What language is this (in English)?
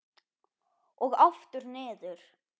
Icelandic